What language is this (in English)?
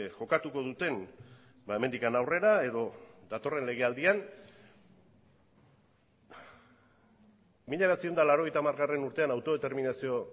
Basque